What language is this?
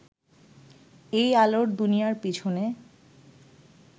Bangla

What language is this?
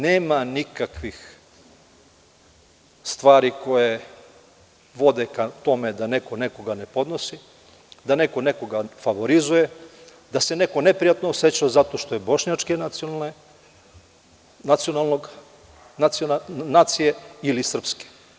Serbian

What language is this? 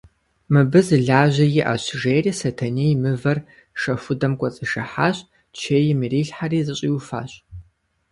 Kabardian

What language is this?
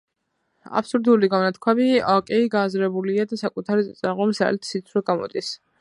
Georgian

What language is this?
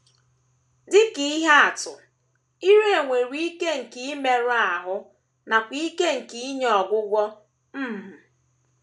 Igbo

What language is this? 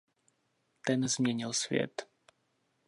Czech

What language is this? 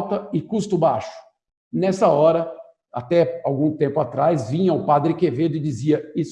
Portuguese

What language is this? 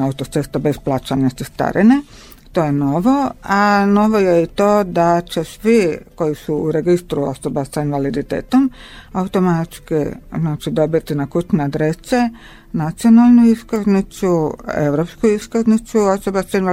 Croatian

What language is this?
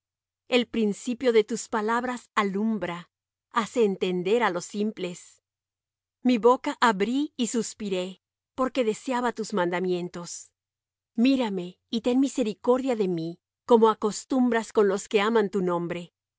Spanish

